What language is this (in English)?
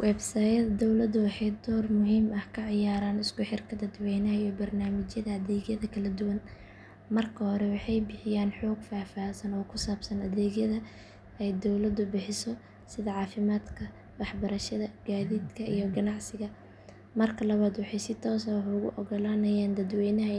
Somali